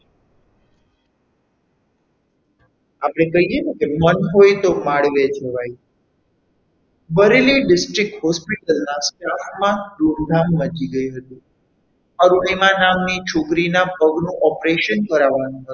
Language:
Gujarati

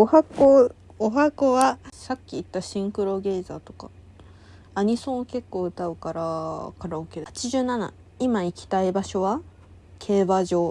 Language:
Japanese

